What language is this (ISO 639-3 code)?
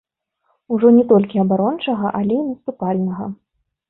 bel